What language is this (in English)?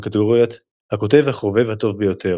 Hebrew